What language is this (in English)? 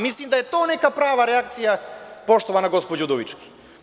Serbian